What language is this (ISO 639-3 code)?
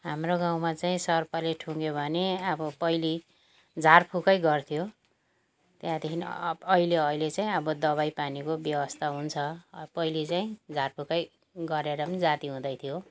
nep